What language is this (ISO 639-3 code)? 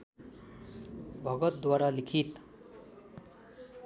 nep